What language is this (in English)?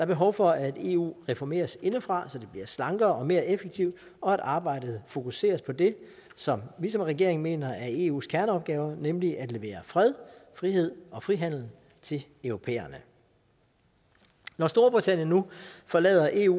Danish